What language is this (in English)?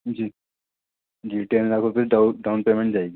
Urdu